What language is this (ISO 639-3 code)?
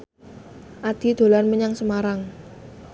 jav